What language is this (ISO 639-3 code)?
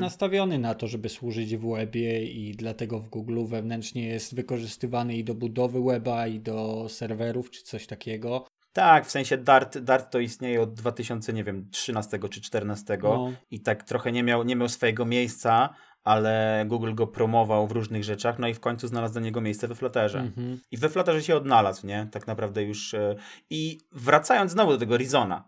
pol